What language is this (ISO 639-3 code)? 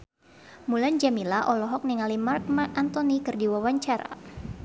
sun